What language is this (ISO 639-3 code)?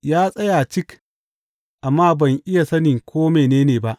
hau